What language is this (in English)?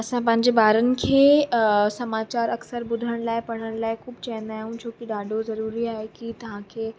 Sindhi